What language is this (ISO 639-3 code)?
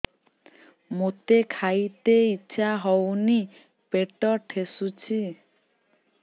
ori